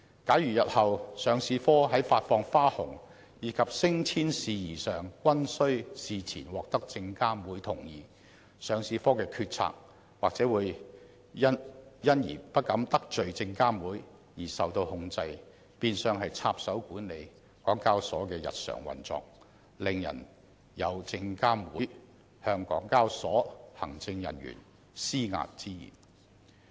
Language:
Cantonese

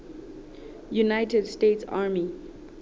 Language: Southern Sotho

